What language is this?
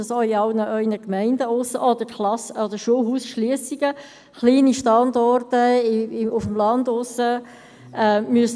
Swiss German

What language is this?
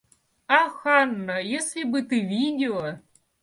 Russian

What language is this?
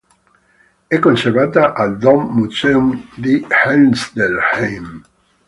Italian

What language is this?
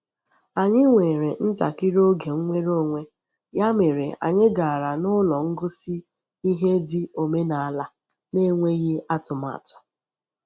Igbo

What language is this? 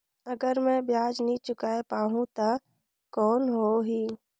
Chhattisgarhi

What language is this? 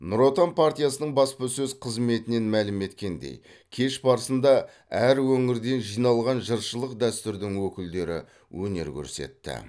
Kazakh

